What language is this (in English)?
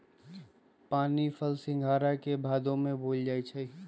Magahi